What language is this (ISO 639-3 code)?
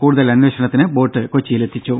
mal